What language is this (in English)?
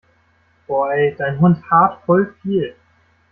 German